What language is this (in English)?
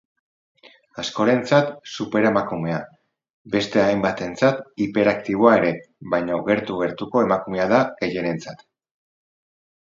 Basque